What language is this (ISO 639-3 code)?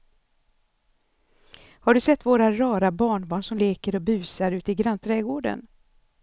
swe